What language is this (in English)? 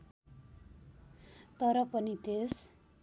Nepali